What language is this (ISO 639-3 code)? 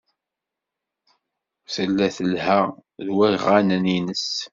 kab